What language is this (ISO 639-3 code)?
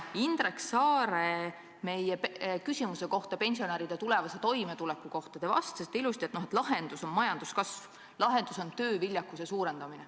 est